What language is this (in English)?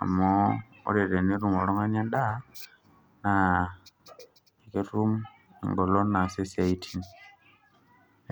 Masai